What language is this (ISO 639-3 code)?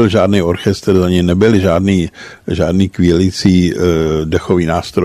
ces